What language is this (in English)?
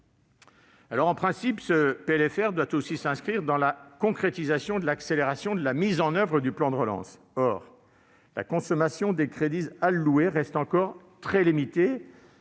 French